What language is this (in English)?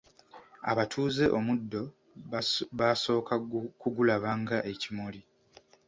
Ganda